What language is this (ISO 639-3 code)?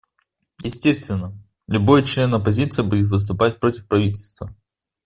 rus